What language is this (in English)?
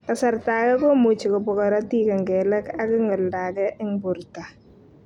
Kalenjin